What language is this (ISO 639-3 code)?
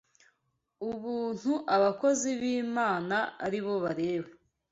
kin